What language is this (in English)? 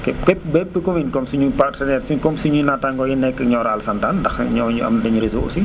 Wolof